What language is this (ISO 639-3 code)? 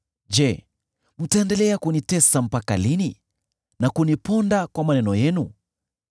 swa